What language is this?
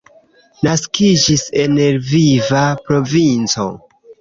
Esperanto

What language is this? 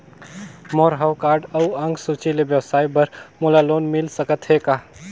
Chhattisgarhi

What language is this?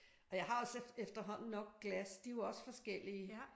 Danish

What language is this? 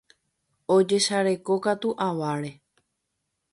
Guarani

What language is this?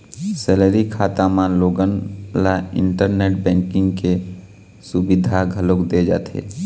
Chhattisgarhi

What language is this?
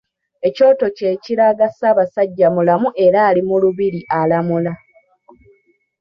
Ganda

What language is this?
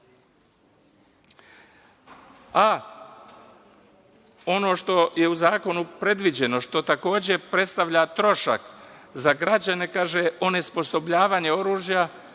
Serbian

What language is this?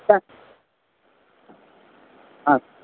Sindhi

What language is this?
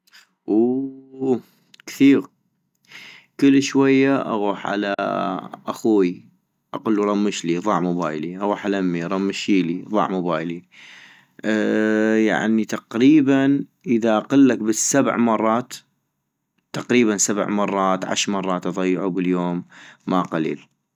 North Mesopotamian Arabic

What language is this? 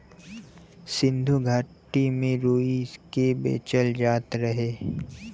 Bhojpuri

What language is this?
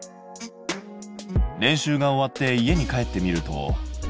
Japanese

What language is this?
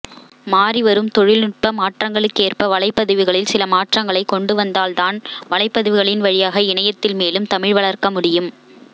Tamil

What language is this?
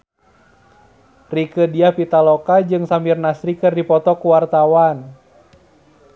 Sundanese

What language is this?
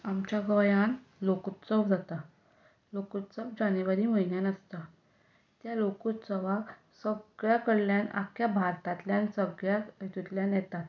Konkani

